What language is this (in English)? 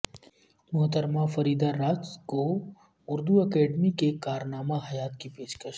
Urdu